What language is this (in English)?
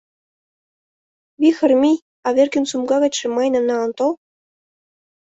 Mari